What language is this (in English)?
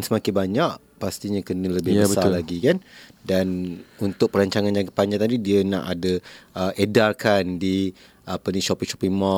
Malay